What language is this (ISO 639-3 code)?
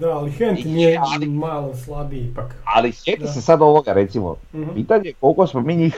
hrv